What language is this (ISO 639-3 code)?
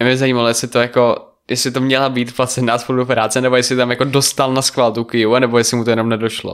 ces